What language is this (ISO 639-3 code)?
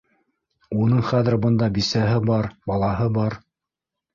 bak